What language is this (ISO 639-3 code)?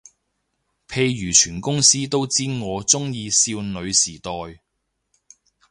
yue